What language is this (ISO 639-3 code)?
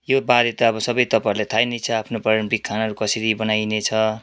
nep